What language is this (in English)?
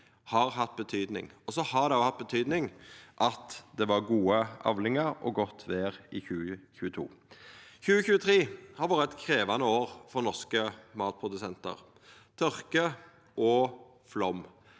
Norwegian